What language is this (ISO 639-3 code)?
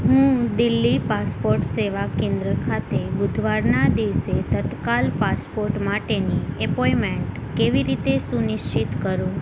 guj